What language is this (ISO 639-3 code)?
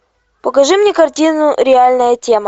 rus